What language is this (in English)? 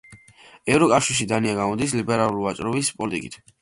Georgian